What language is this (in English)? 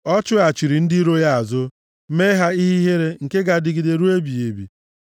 Igbo